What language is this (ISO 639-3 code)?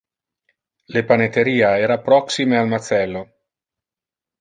ina